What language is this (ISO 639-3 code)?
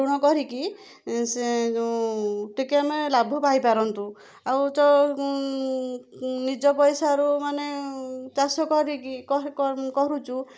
ori